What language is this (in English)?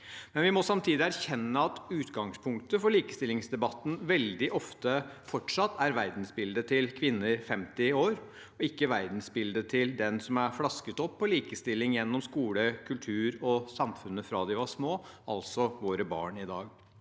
Norwegian